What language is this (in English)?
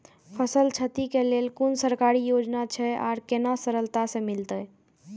Maithili